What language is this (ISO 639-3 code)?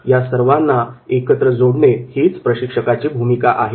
mar